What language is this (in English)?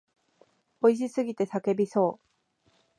Japanese